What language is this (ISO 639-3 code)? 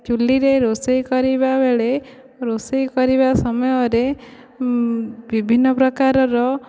ori